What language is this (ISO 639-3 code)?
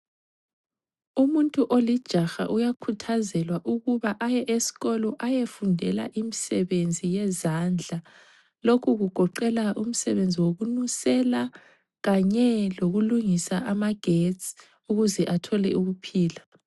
nde